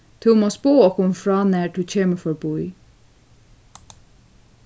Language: Faroese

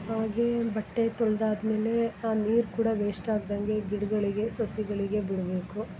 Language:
Kannada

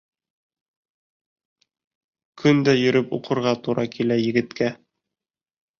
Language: Bashkir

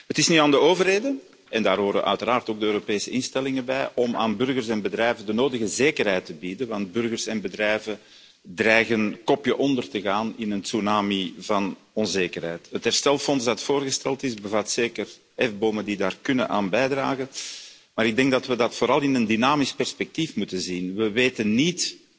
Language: Dutch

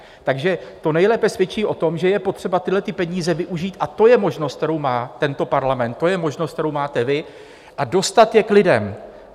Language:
Czech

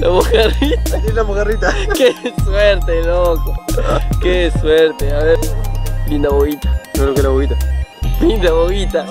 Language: Spanish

